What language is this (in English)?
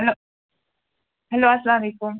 Kashmiri